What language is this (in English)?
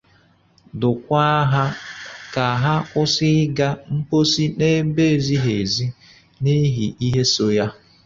Igbo